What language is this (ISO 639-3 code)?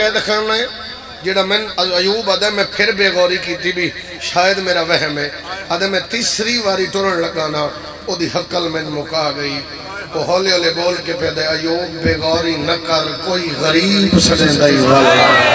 ara